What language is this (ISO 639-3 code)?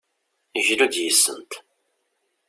kab